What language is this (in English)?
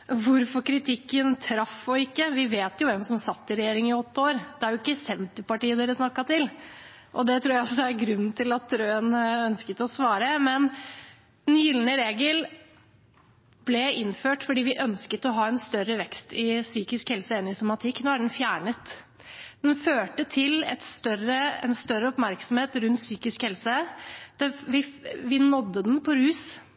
Norwegian Bokmål